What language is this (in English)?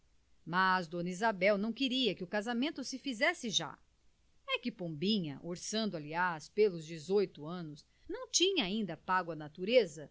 Portuguese